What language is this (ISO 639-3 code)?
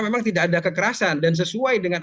ind